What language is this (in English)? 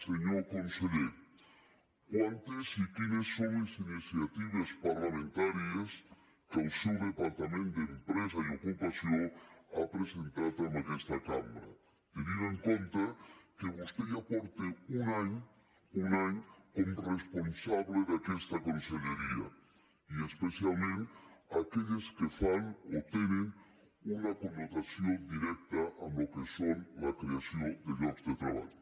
Catalan